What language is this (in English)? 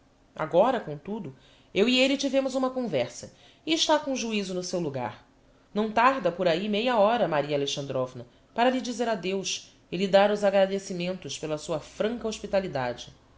Portuguese